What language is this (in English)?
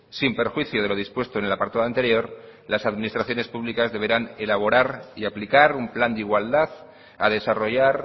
Spanish